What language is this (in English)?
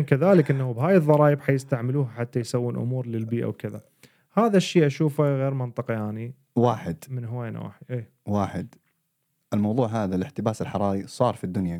Arabic